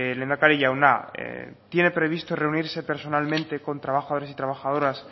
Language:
Spanish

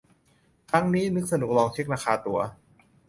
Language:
Thai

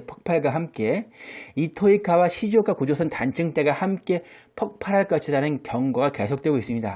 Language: Korean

